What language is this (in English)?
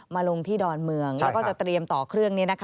Thai